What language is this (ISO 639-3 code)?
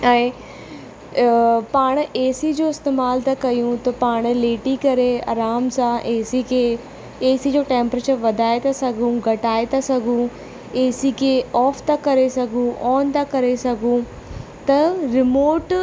snd